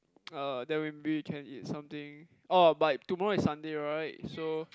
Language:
English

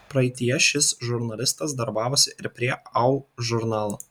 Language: Lithuanian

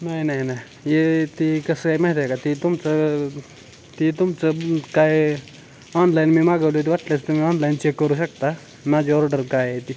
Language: Marathi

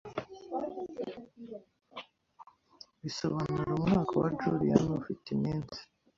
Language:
Kinyarwanda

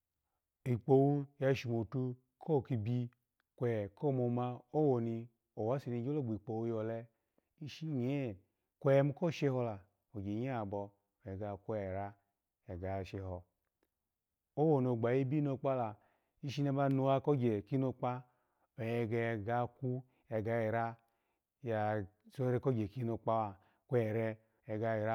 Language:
Alago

